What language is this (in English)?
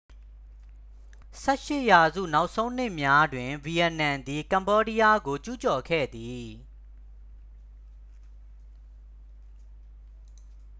Burmese